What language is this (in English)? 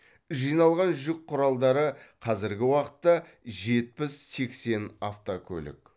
Kazakh